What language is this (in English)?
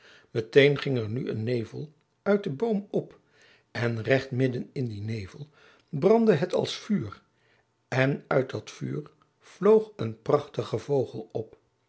Dutch